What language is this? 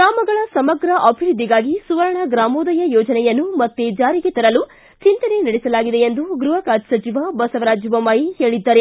Kannada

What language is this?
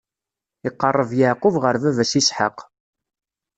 Kabyle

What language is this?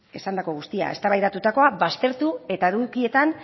Basque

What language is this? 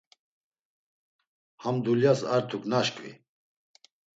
Laz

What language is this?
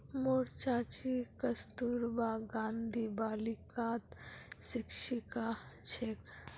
Magahi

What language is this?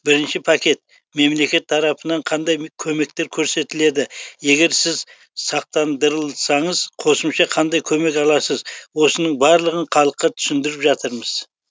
Kazakh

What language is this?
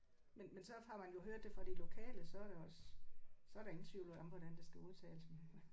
Danish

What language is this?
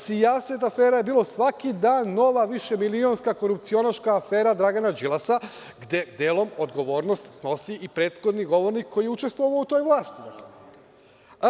Serbian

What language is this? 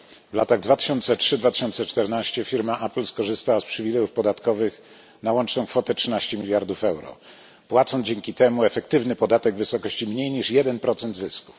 Polish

